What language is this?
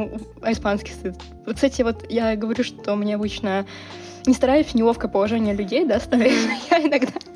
Russian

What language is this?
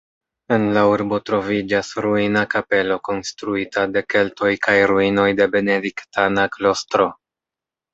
Esperanto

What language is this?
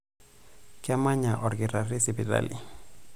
Masai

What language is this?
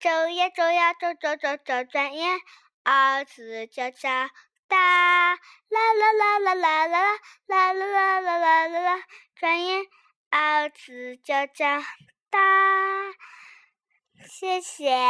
Chinese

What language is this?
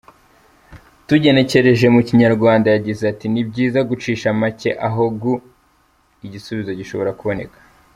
Kinyarwanda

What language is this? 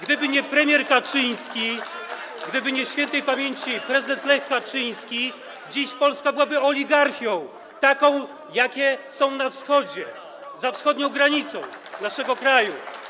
Polish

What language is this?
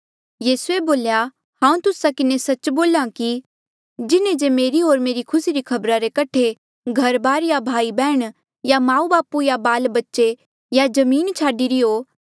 Mandeali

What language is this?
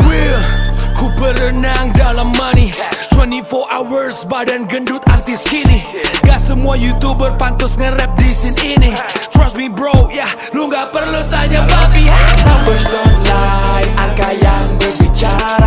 Indonesian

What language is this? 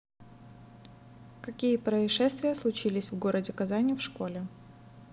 Russian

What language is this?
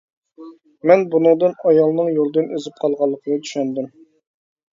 Uyghur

